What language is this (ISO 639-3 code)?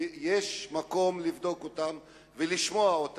heb